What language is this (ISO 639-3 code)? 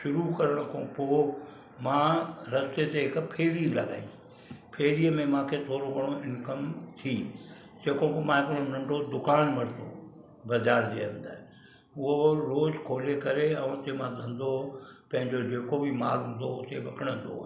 snd